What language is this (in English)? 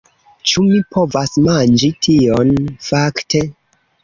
Esperanto